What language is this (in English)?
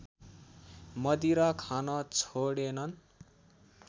Nepali